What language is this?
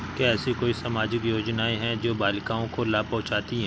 Hindi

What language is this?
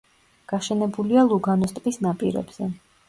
Georgian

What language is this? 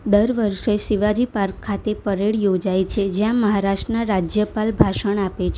Gujarati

